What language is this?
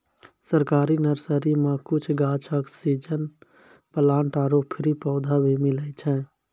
Maithili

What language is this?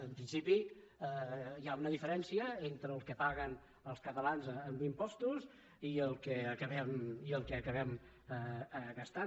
Catalan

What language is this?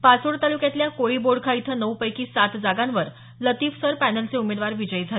Marathi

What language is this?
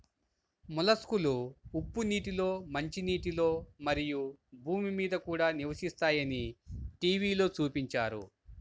Telugu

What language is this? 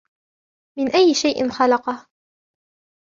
Arabic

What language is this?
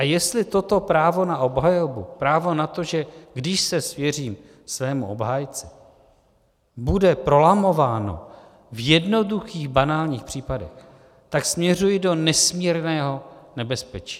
Czech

